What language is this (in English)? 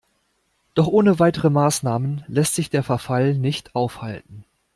German